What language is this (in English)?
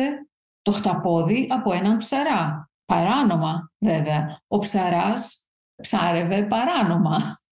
Greek